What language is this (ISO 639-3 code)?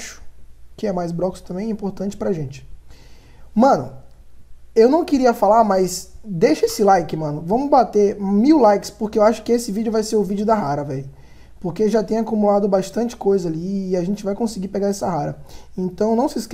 por